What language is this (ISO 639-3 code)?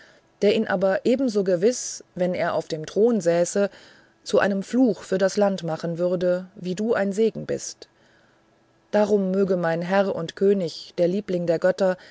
deu